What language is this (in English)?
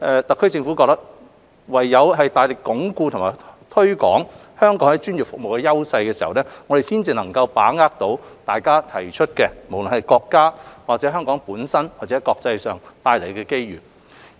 Cantonese